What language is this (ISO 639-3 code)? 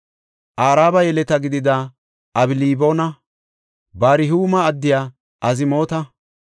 gof